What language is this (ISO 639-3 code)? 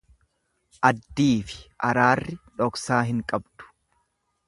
orm